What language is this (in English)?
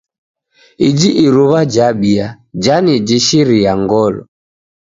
Taita